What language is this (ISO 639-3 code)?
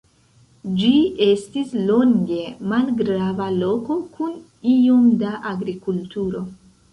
epo